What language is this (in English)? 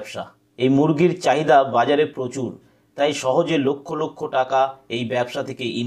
Bangla